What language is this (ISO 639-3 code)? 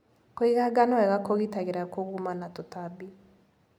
kik